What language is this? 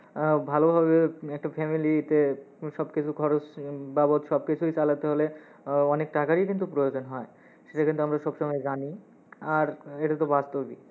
Bangla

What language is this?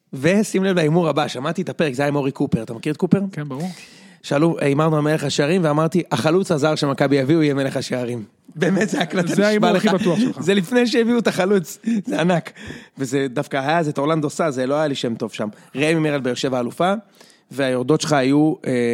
Hebrew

